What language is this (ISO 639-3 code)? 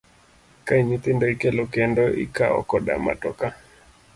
luo